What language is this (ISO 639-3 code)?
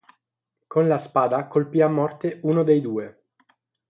ita